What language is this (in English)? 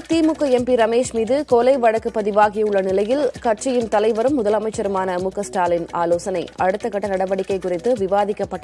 Tamil